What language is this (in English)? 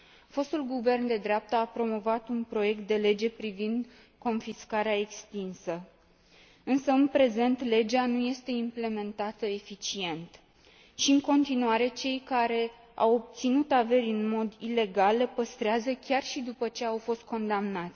Romanian